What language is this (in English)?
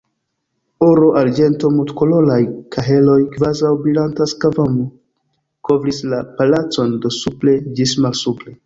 Esperanto